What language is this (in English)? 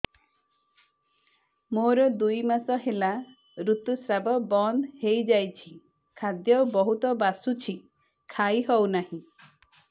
Odia